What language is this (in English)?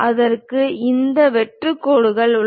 Tamil